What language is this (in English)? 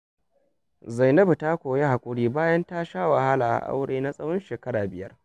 Hausa